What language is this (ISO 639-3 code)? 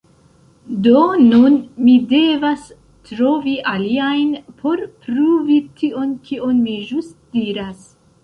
epo